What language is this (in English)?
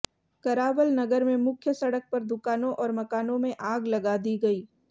Hindi